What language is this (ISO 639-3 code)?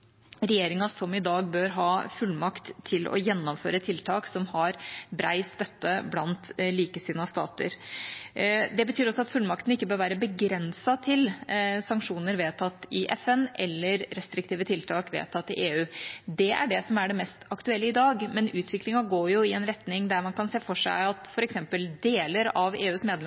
nob